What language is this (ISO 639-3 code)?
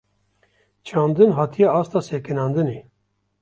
kur